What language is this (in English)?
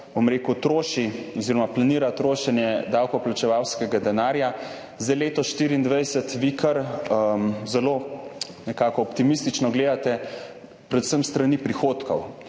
Slovenian